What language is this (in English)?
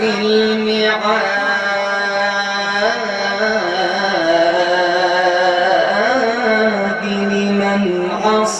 Arabic